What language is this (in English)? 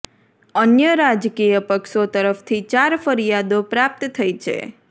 Gujarati